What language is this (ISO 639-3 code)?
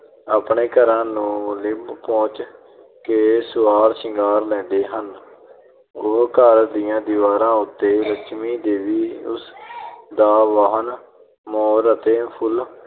pan